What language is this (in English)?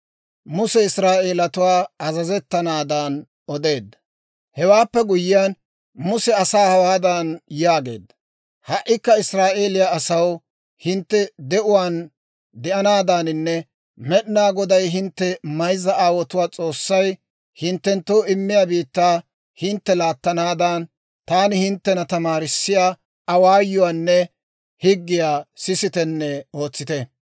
Dawro